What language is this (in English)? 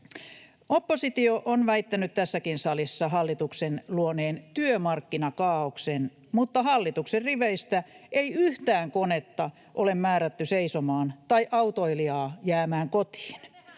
Finnish